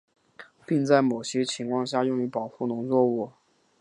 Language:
Chinese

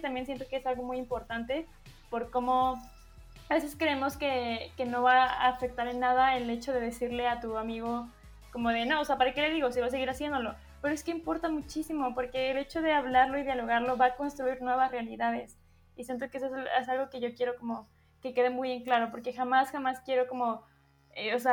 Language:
Spanish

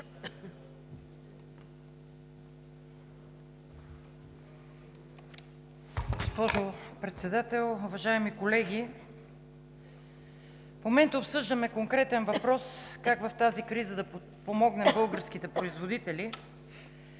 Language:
Bulgarian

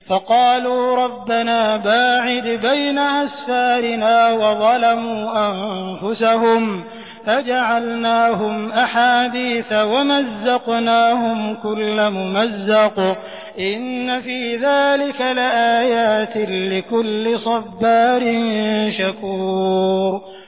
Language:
Arabic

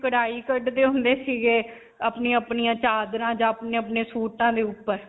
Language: Punjabi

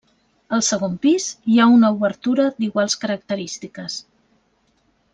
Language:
Catalan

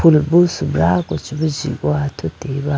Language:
Idu-Mishmi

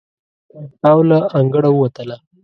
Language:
Pashto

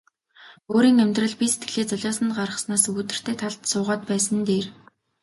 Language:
Mongolian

